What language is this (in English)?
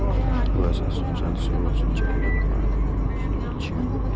Maithili